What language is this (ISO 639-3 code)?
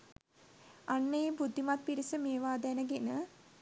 sin